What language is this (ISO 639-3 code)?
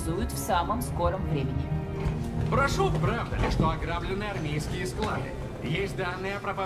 rus